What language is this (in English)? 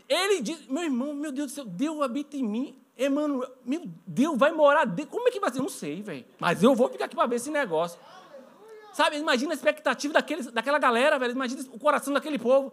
Portuguese